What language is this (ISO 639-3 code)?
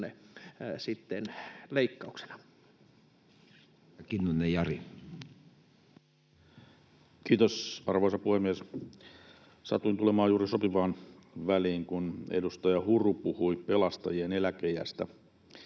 fin